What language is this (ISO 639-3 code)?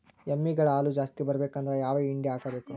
kan